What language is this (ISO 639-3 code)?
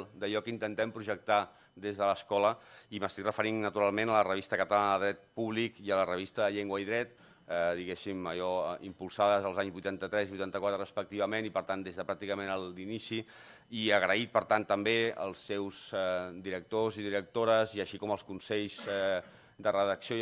cat